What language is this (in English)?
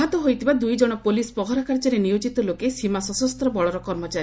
Odia